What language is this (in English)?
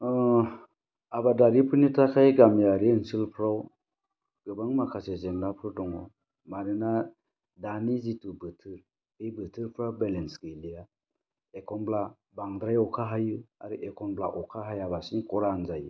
Bodo